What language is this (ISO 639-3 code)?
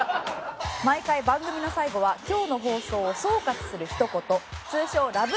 jpn